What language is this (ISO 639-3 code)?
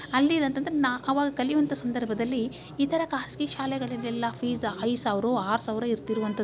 kan